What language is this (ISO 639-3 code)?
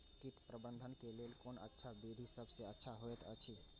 mai